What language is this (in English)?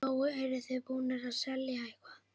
Icelandic